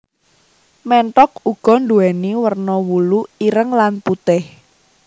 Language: Javanese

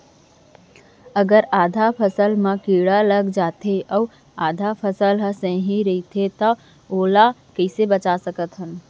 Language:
Chhattisgarhi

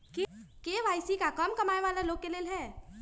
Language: Magahi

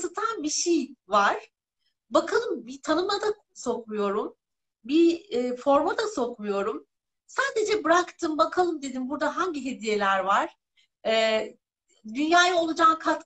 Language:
Turkish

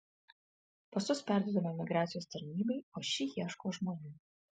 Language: Lithuanian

